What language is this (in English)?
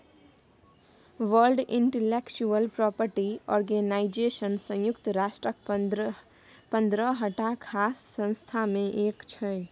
Maithili